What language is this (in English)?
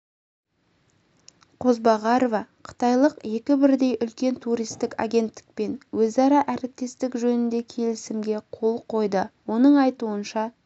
Kazakh